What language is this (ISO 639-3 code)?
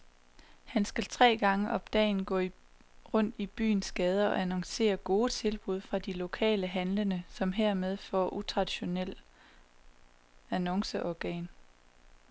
dan